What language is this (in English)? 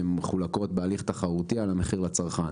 Hebrew